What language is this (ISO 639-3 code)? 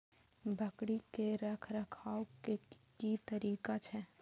mai